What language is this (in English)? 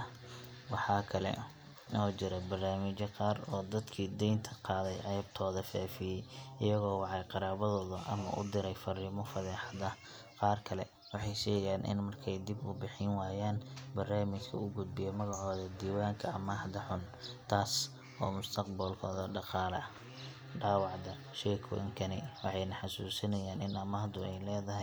Somali